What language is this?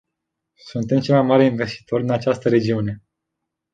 Romanian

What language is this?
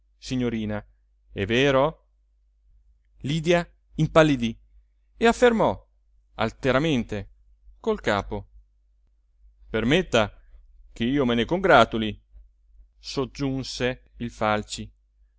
Italian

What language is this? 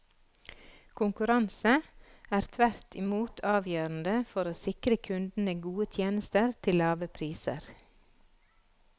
Norwegian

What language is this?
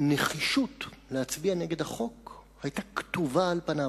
Hebrew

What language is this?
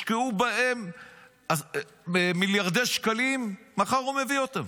Hebrew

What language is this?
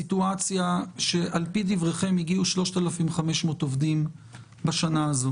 Hebrew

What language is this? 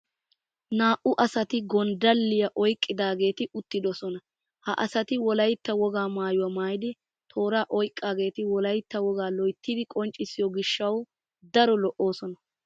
Wolaytta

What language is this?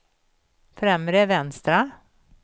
Swedish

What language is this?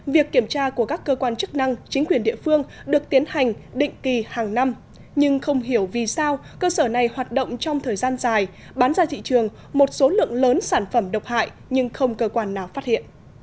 Vietnamese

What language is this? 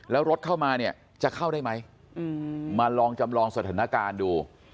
Thai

